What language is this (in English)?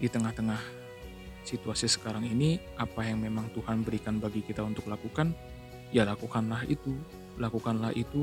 Indonesian